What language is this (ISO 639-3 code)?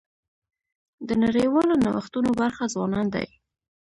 pus